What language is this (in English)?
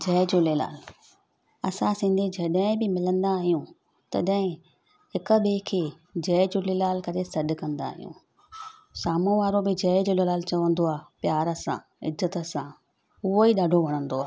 Sindhi